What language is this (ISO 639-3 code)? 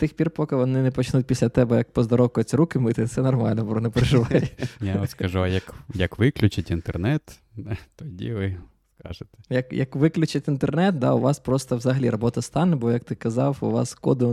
ukr